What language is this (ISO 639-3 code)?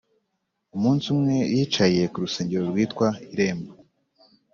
kin